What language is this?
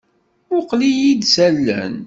Kabyle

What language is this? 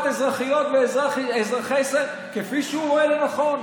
Hebrew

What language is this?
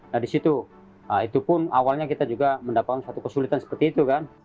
Indonesian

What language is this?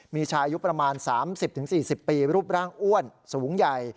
Thai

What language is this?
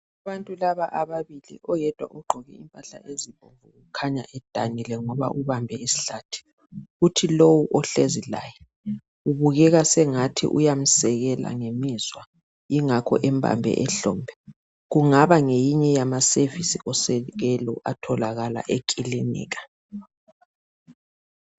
North Ndebele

